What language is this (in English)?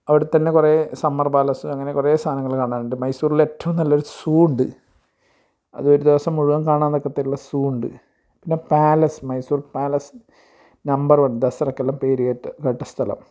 Malayalam